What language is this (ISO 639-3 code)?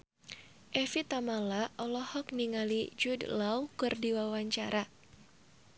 sun